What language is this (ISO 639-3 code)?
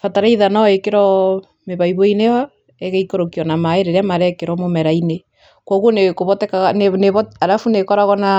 kik